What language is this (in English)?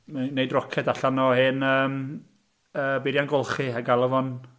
Welsh